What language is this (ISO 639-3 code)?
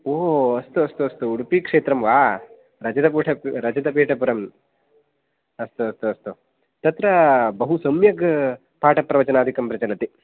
san